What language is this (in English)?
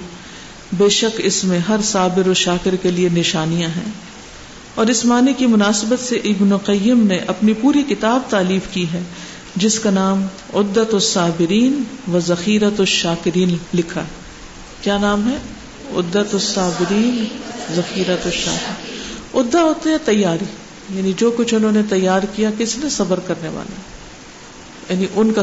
Urdu